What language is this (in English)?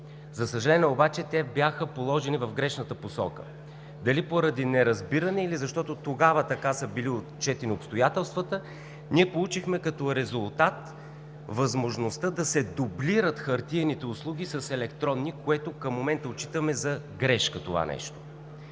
Bulgarian